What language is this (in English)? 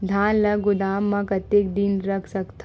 Chhattisgarhi